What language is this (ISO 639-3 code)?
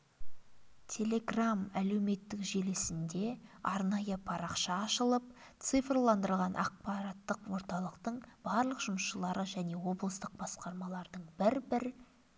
kaz